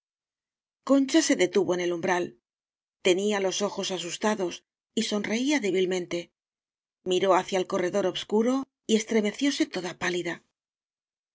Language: Spanish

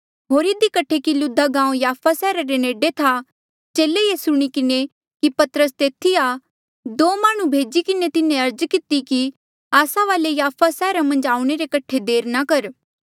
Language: Mandeali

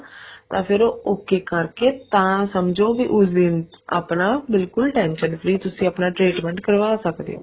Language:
Punjabi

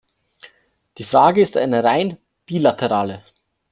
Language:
German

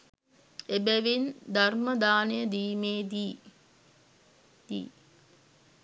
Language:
Sinhala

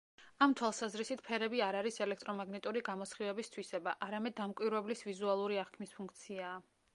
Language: Georgian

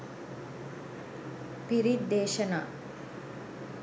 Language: Sinhala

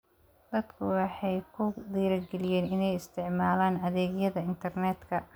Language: Somali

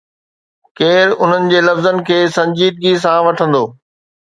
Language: Sindhi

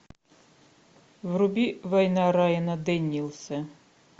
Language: Russian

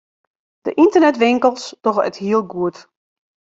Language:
Western Frisian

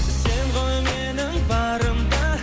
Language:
Kazakh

